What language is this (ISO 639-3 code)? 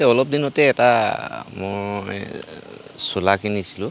asm